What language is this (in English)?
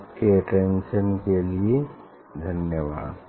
Hindi